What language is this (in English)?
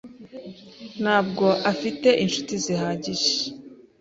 Kinyarwanda